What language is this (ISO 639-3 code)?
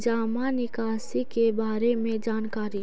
mag